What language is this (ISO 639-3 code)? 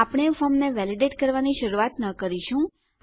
guj